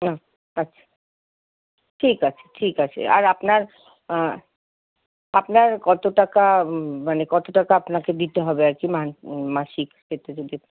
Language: Bangla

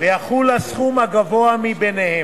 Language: Hebrew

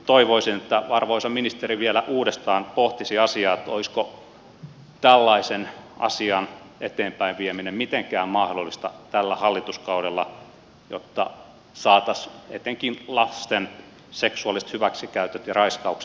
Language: Finnish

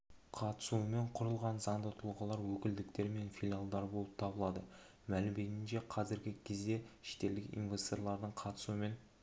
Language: Kazakh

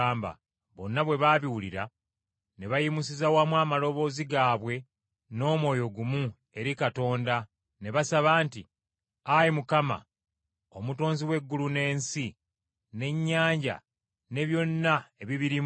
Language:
Ganda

